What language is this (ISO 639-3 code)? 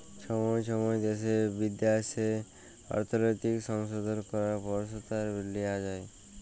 ben